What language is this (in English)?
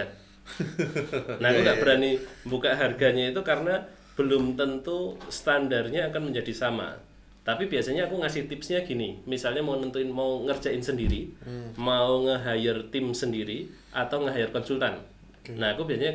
Indonesian